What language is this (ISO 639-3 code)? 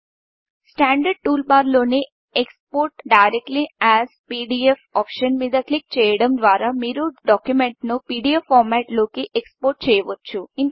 tel